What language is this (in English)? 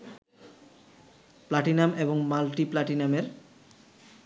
Bangla